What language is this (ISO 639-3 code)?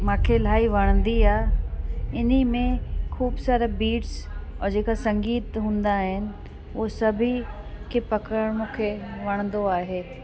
snd